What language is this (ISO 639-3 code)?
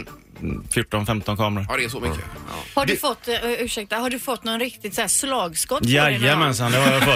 swe